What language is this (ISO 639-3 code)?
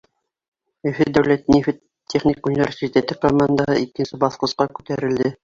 bak